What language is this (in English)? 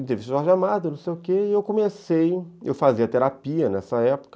Portuguese